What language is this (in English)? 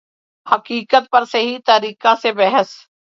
Urdu